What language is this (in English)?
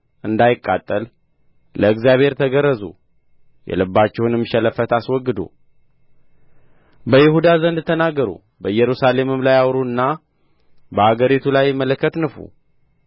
Amharic